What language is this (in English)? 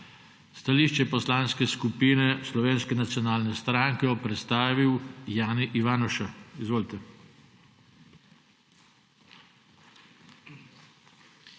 Slovenian